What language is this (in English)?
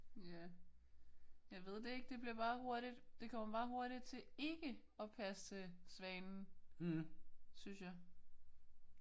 Danish